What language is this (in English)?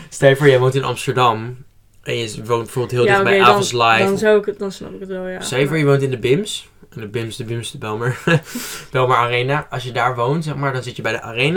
Dutch